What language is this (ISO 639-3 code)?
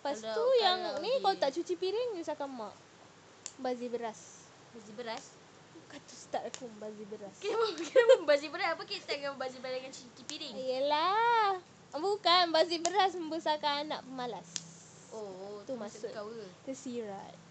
msa